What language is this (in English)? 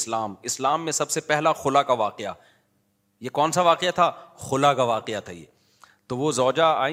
Urdu